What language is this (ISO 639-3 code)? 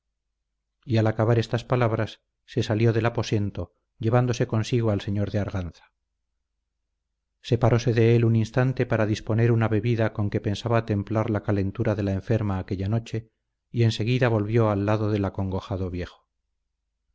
spa